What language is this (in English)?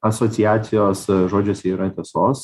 Lithuanian